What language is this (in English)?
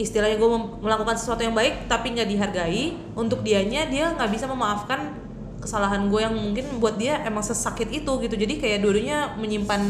Indonesian